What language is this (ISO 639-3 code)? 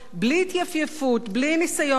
heb